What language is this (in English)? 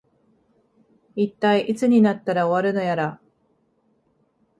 Japanese